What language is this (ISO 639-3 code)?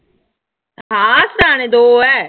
pan